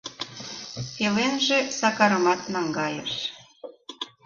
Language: Mari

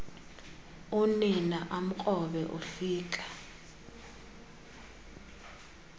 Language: Xhosa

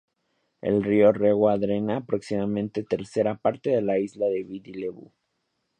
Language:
Spanish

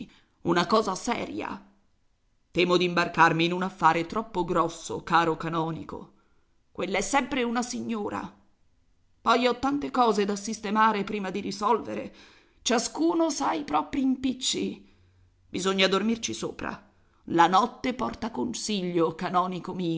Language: Italian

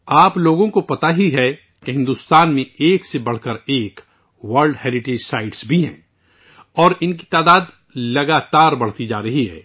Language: Urdu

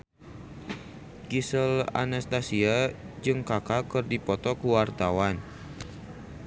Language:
Sundanese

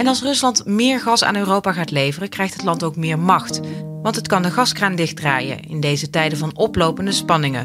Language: Dutch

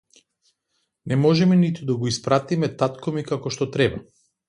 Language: Macedonian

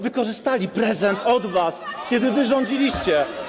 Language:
Polish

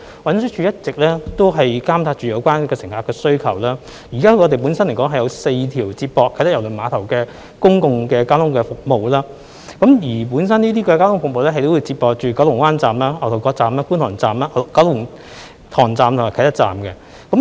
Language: Cantonese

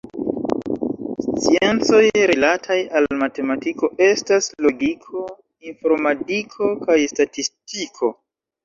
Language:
Esperanto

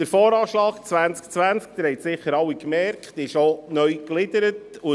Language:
Swiss German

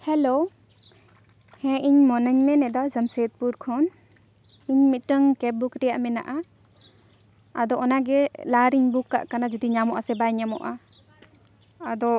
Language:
Santali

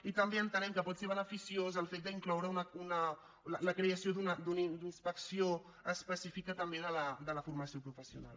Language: Catalan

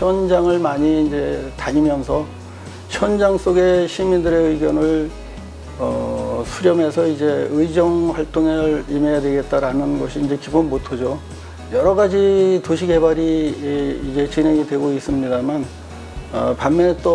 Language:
Korean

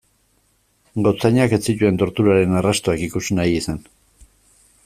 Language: Basque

